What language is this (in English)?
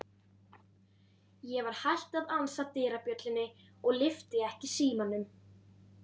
Icelandic